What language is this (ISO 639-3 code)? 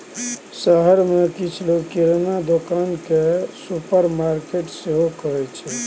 mai